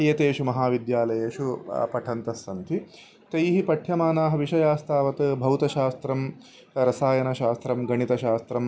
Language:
Sanskrit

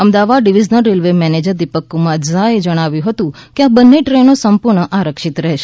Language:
Gujarati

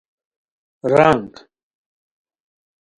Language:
Khowar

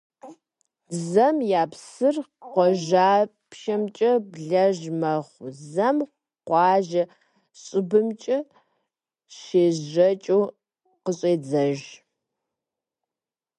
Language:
Kabardian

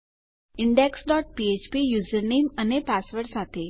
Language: Gujarati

